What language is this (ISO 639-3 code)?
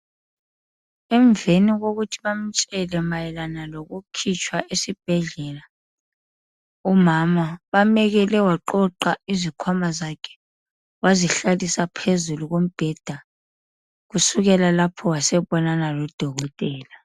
nde